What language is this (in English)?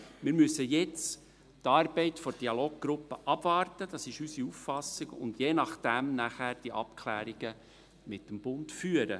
Swiss German